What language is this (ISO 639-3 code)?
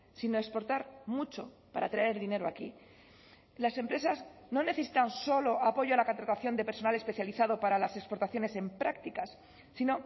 spa